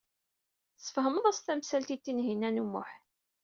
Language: Kabyle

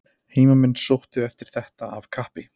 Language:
Icelandic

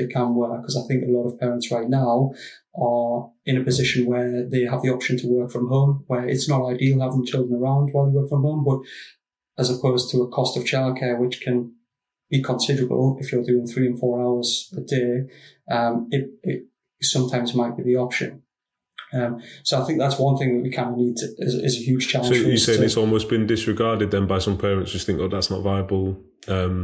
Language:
English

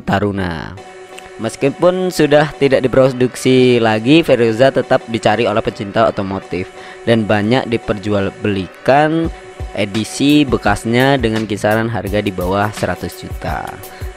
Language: Indonesian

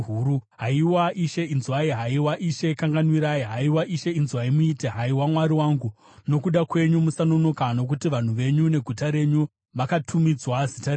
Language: Shona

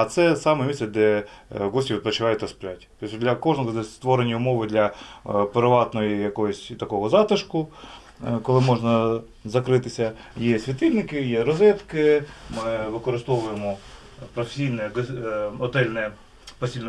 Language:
Ukrainian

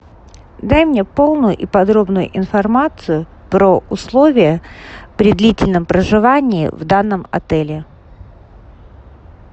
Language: Russian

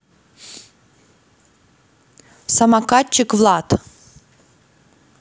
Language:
Russian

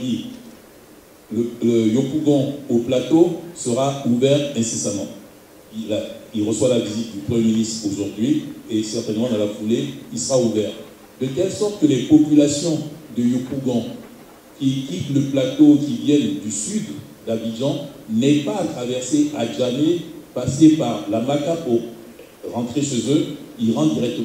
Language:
French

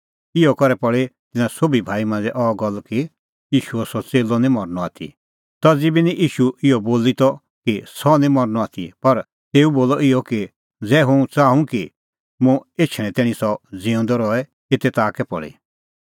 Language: Kullu Pahari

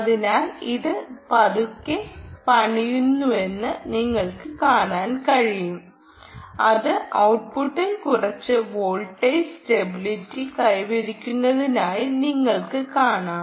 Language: Malayalam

